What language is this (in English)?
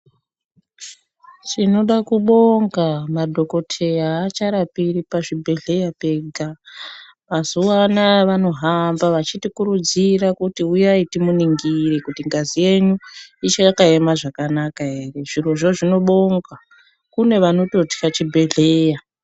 Ndau